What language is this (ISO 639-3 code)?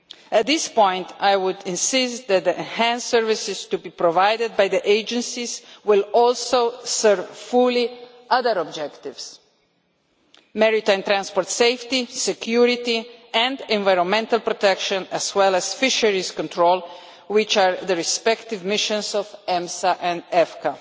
eng